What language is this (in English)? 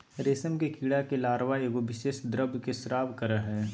Magahi